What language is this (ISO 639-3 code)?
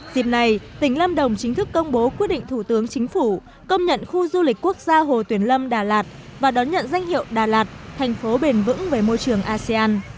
vie